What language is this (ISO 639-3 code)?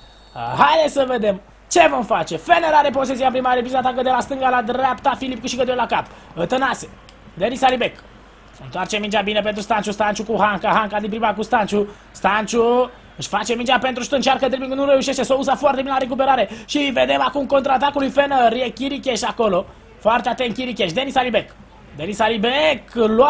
ron